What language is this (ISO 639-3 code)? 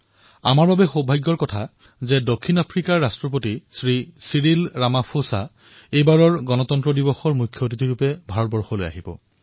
asm